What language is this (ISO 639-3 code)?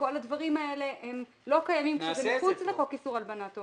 heb